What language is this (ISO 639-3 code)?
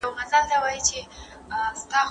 pus